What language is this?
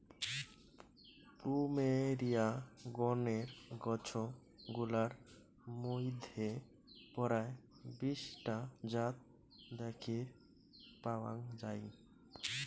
Bangla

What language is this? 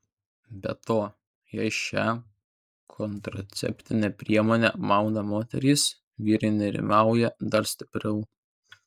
Lithuanian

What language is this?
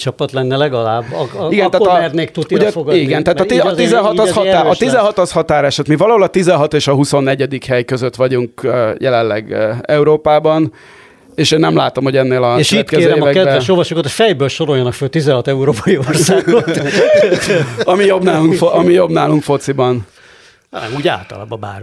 Hungarian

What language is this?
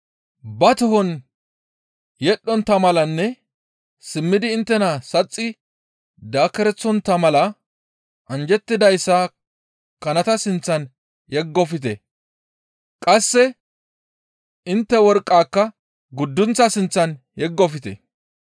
Gamo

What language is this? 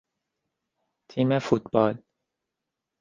Persian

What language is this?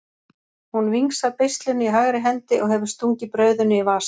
Icelandic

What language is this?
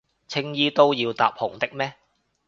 Cantonese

